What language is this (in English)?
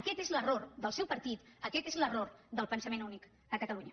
Catalan